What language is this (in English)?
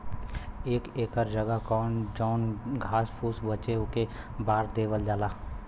Bhojpuri